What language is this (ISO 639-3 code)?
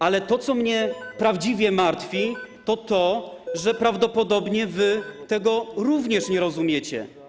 pol